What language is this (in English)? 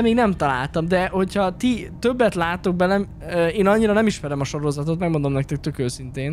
Hungarian